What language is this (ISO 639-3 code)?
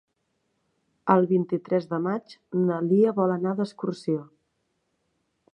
cat